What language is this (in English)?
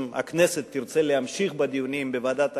Hebrew